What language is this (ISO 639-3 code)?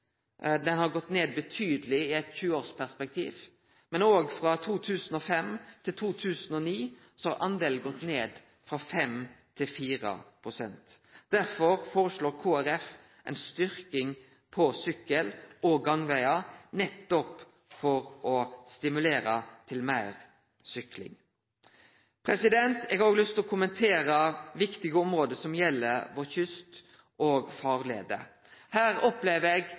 nno